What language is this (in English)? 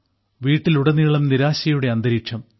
Malayalam